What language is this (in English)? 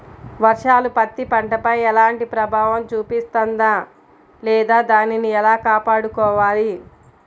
Telugu